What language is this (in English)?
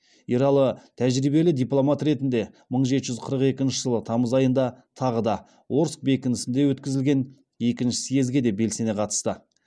Kazakh